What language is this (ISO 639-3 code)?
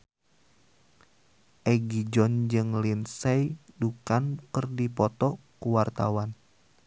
sun